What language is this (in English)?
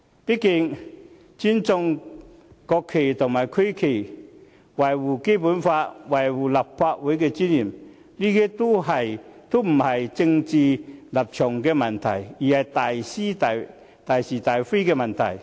Cantonese